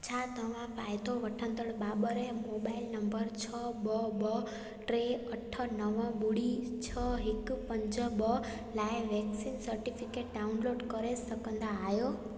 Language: Sindhi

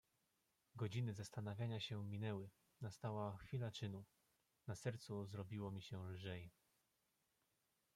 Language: Polish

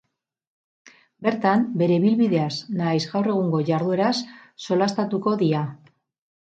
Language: Basque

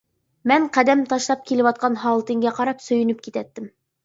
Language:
Uyghur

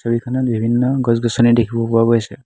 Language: Assamese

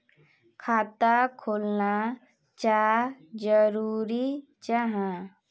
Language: Magahi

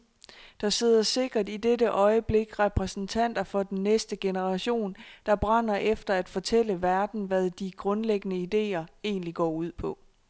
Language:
Danish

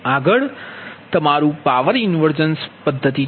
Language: Gujarati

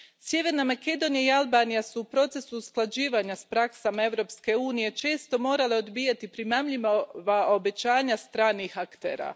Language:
Croatian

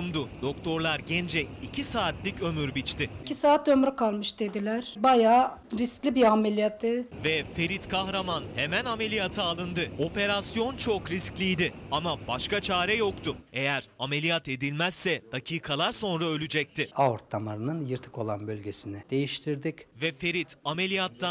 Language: Turkish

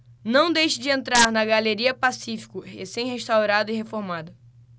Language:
Portuguese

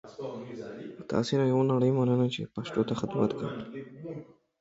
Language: Pashto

